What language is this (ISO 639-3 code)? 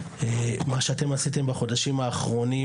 heb